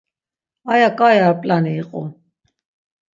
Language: Laz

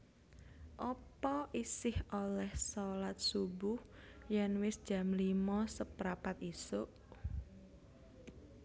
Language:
Javanese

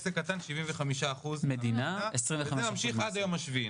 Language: Hebrew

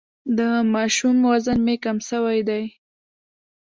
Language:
Pashto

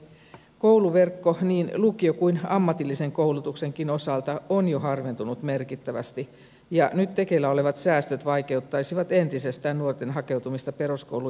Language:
Finnish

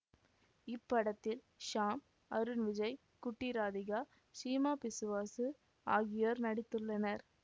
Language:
Tamil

